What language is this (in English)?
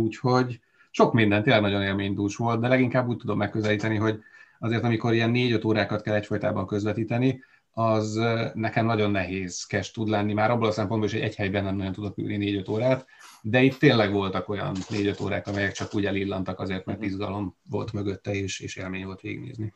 Hungarian